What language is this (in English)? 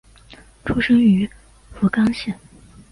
Chinese